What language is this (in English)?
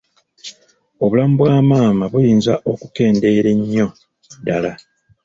Ganda